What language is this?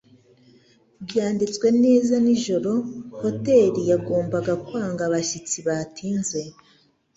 Kinyarwanda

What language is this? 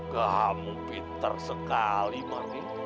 Indonesian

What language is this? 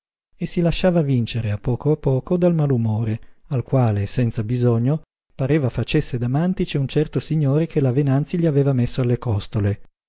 Italian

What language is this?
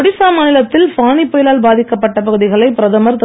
Tamil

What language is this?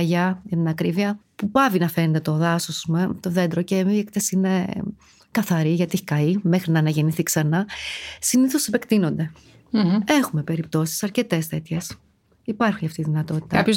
Greek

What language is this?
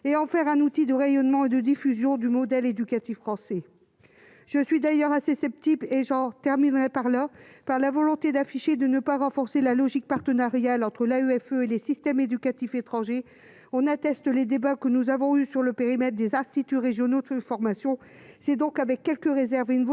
French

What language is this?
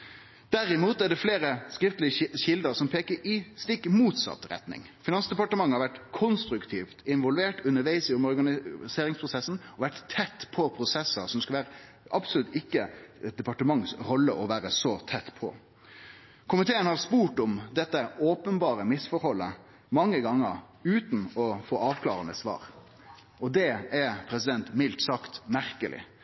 Norwegian Nynorsk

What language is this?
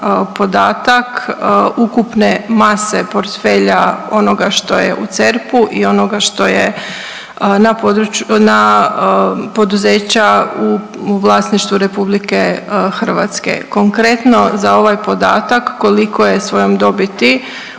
Croatian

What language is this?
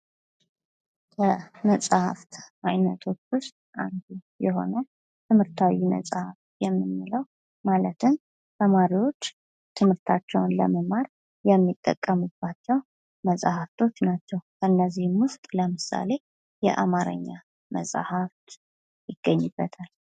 Amharic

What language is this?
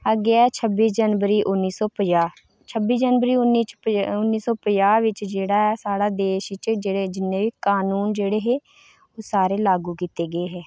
Dogri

